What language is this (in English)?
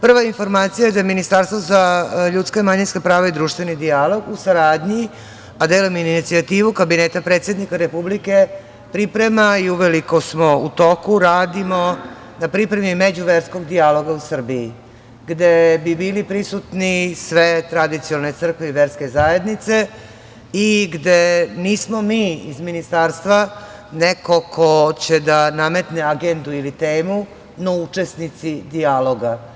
Serbian